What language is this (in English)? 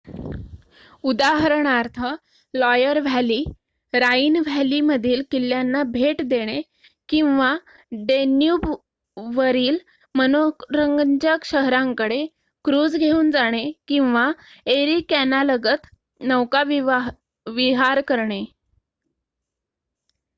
Marathi